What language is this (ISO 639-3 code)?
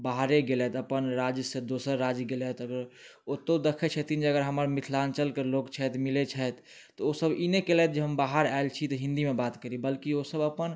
mai